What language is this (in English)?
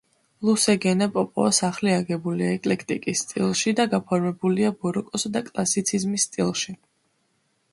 Georgian